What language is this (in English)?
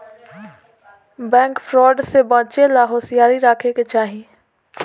Bhojpuri